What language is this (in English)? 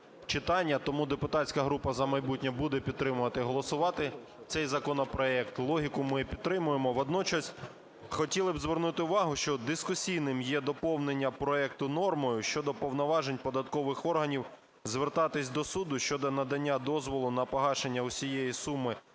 Ukrainian